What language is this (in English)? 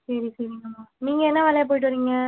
Tamil